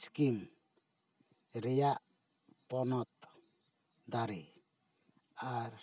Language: Santali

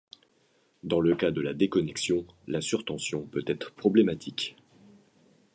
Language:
French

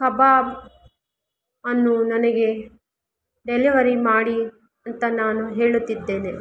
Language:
Kannada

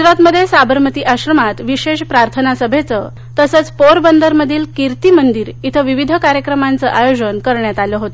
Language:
Marathi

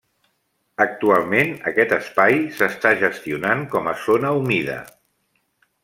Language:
Catalan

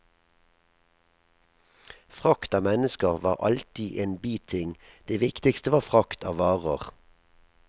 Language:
Norwegian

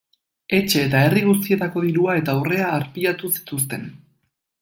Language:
Basque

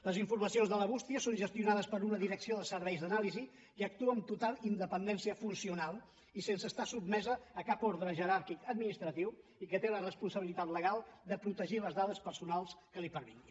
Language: Catalan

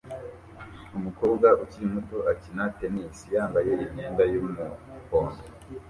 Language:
Kinyarwanda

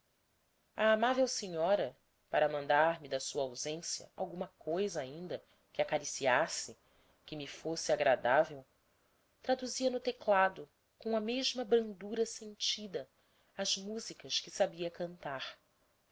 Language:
Portuguese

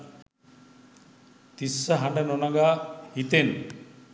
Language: Sinhala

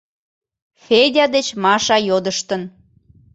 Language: Mari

